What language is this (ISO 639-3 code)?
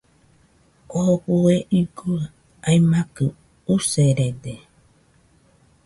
hux